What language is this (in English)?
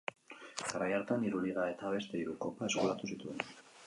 Basque